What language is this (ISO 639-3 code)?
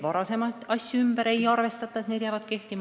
est